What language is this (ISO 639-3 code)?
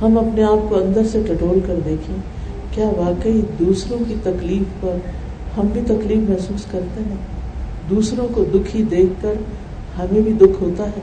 urd